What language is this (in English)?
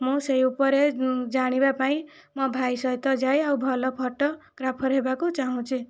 Odia